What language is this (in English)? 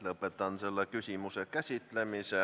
Estonian